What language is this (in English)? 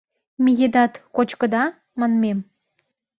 Mari